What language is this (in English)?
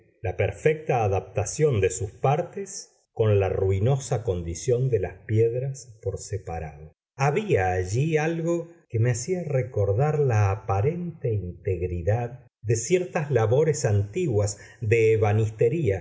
Spanish